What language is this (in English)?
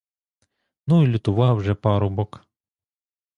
Ukrainian